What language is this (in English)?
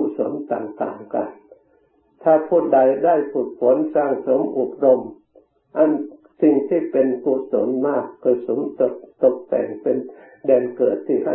Thai